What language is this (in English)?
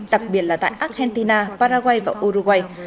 Vietnamese